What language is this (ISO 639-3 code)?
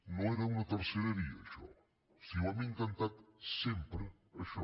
cat